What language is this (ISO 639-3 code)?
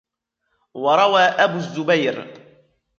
ara